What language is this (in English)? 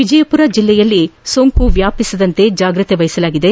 Kannada